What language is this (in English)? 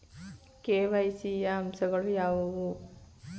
Kannada